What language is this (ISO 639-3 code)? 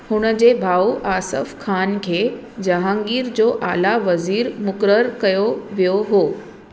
snd